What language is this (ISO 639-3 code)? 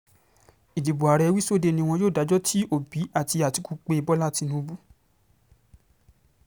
yor